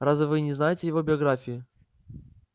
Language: Russian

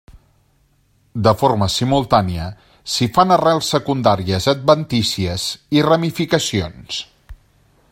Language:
Catalan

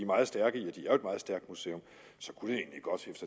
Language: Danish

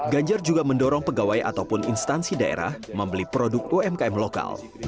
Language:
Indonesian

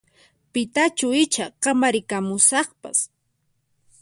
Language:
Puno Quechua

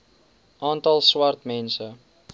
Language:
Afrikaans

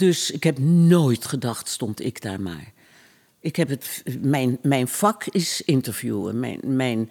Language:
Dutch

